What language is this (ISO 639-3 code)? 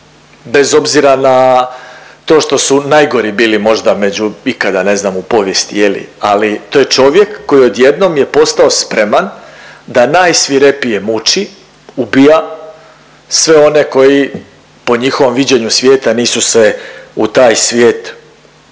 hrv